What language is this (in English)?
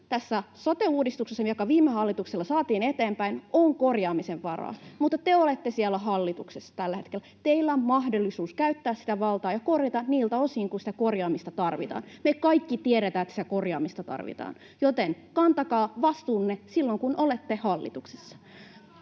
Finnish